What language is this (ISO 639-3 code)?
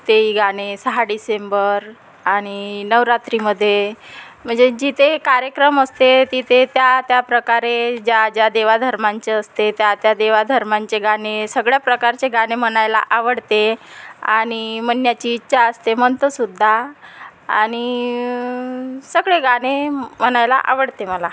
mar